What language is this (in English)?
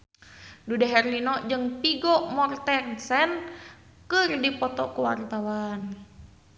Sundanese